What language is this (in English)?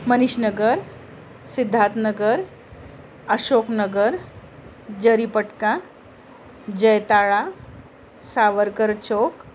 Marathi